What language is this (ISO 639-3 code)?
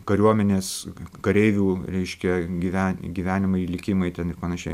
lit